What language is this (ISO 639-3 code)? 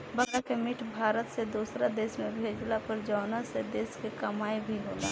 bho